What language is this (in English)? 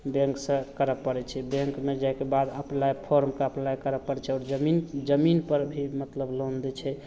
Maithili